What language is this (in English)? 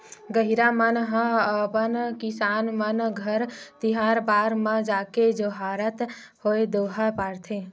Chhattisgarhi